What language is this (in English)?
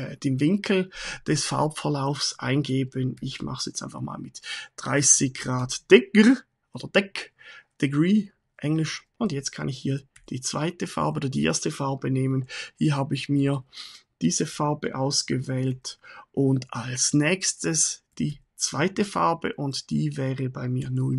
German